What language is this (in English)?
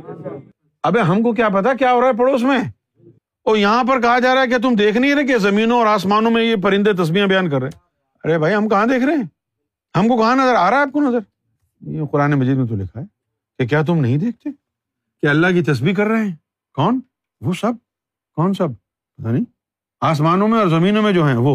Urdu